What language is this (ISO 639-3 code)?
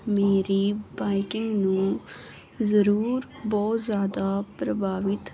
pan